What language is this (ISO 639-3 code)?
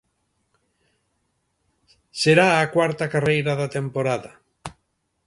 glg